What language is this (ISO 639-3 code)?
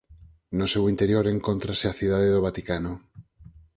glg